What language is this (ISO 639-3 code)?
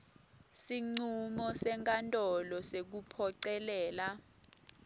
ssw